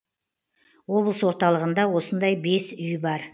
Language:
Kazakh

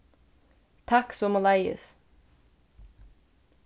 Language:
Faroese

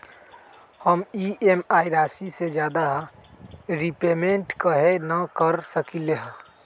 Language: Magahi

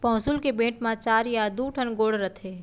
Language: Chhattisgarhi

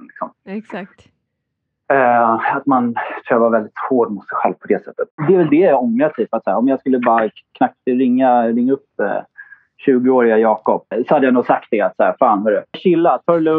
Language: Swedish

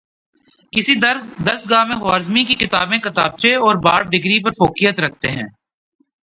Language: Urdu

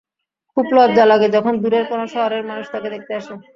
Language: Bangla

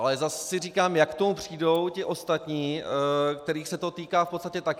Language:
Czech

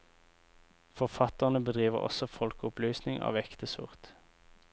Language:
Norwegian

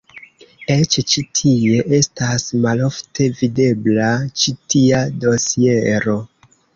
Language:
Esperanto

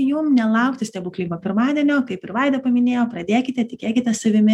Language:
Lithuanian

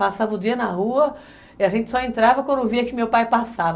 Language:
Portuguese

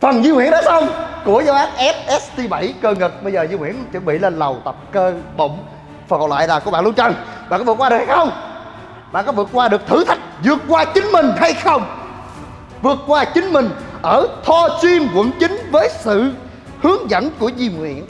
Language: Vietnamese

